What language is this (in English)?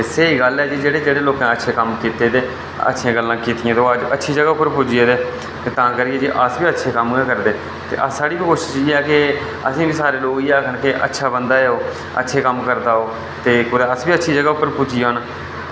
Dogri